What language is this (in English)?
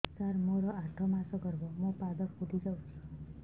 Odia